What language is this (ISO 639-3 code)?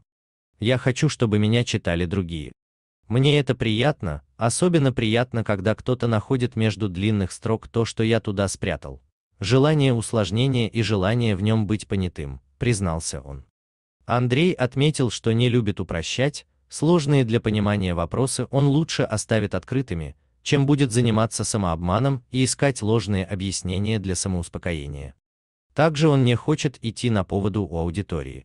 rus